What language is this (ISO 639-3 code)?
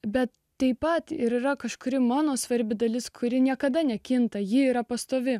lit